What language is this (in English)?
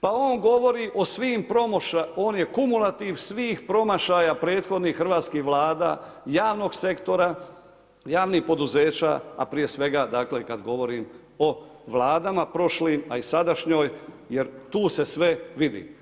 Croatian